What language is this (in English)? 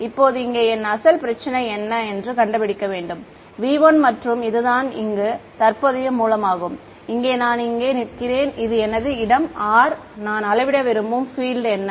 Tamil